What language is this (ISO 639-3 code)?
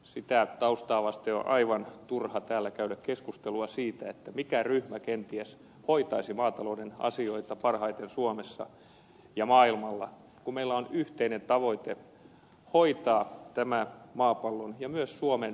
fin